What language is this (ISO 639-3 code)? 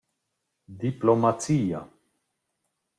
roh